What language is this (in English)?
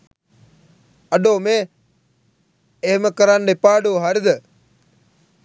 Sinhala